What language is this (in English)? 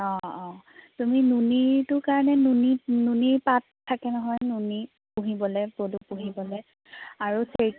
Assamese